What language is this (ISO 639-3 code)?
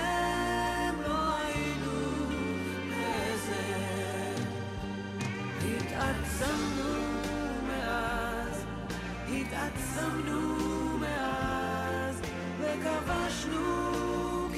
heb